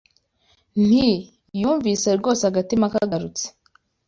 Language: Kinyarwanda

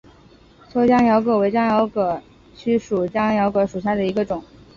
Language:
Chinese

